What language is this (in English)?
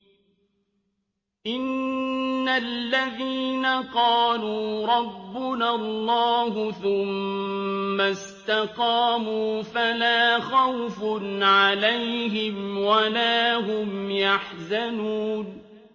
Arabic